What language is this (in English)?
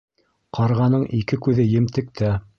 Bashkir